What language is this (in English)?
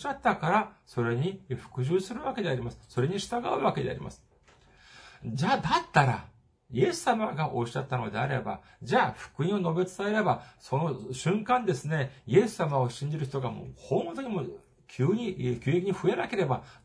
Japanese